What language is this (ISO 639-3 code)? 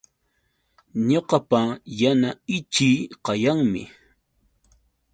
qux